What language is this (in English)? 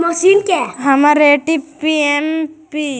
Magahi